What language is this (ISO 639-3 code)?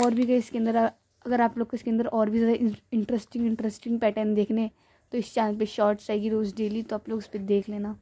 hin